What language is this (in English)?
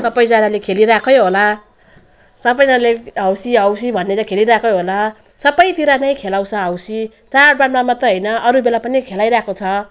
Nepali